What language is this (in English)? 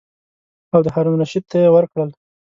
Pashto